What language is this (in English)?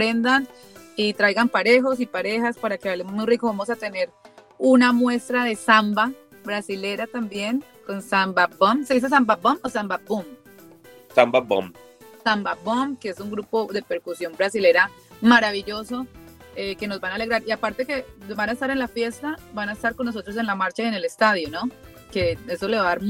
Spanish